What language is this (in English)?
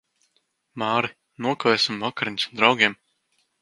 Latvian